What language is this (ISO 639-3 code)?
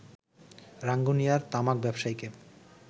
ben